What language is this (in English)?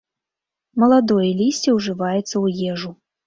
Belarusian